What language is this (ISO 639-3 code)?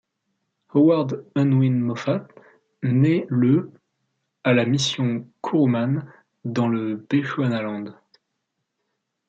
fra